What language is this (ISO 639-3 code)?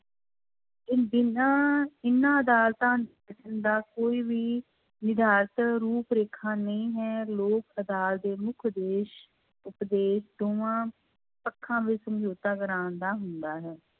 pan